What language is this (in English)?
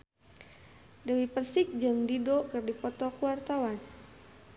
Sundanese